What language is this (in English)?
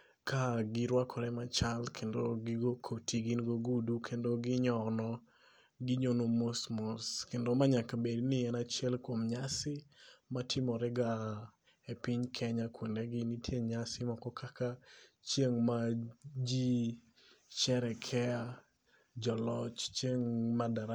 Luo (Kenya and Tanzania)